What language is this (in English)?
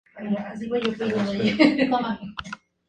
Spanish